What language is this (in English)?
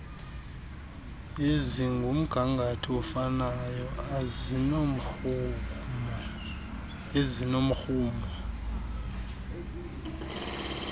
Xhosa